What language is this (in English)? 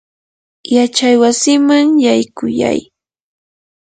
Yanahuanca Pasco Quechua